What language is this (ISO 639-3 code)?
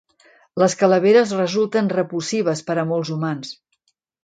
cat